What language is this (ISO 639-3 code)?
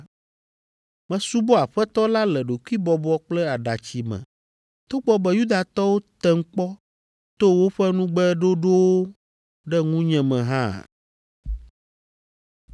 ewe